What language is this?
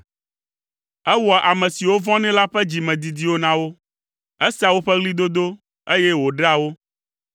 Ewe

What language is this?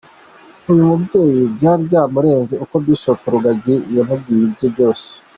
Kinyarwanda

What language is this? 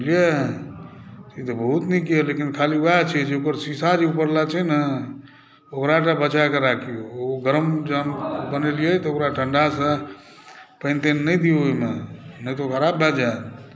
Maithili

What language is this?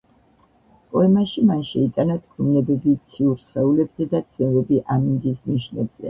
Georgian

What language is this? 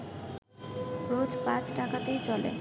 Bangla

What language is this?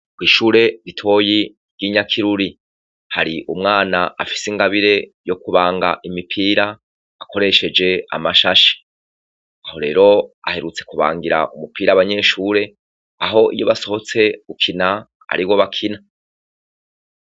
Rundi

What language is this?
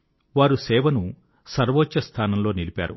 Telugu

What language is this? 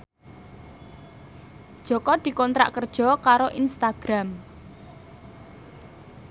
Javanese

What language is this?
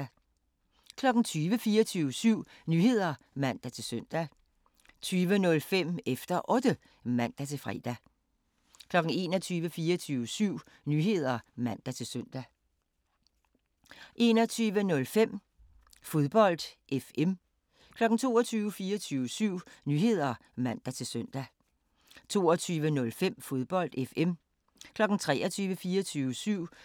Danish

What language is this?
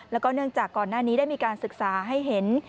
Thai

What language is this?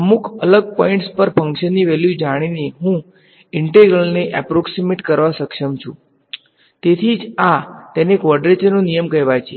Gujarati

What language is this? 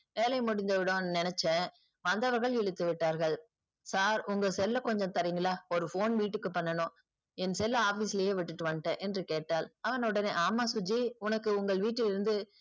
Tamil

